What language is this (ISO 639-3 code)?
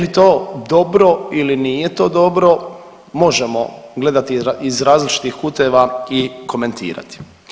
hrv